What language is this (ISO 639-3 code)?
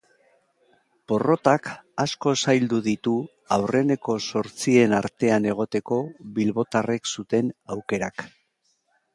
eus